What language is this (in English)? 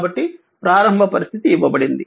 Telugu